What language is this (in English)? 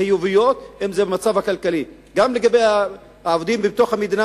Hebrew